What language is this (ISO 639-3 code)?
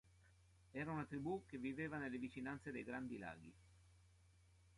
ita